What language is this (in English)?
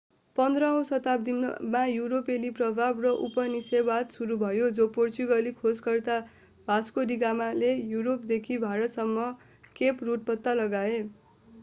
Nepali